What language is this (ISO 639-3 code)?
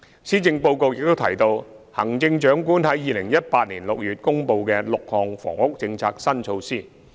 yue